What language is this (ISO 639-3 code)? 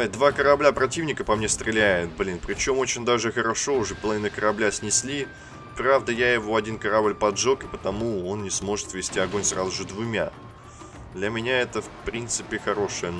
rus